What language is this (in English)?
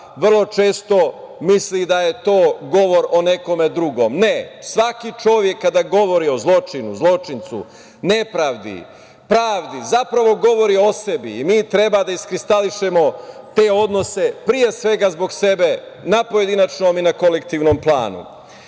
Serbian